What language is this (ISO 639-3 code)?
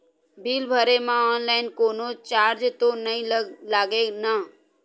hne